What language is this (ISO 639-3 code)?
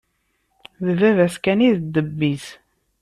kab